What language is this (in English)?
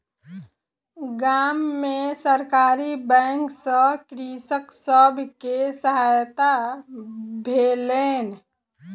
Maithili